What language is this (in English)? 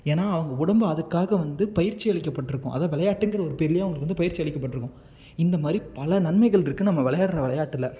Tamil